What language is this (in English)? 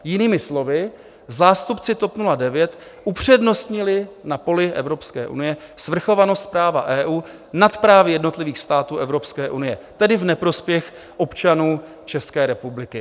Czech